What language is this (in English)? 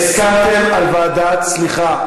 Hebrew